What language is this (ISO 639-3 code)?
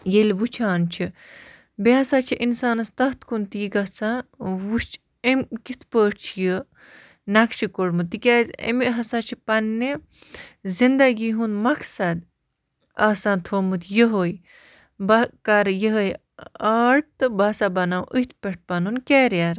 kas